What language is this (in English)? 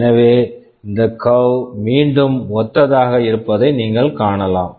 Tamil